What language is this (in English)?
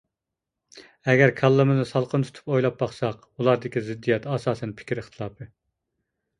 Uyghur